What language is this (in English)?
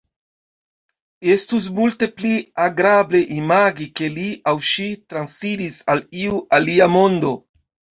Esperanto